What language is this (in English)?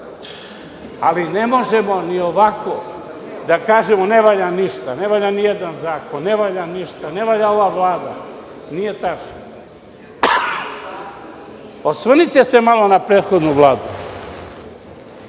Serbian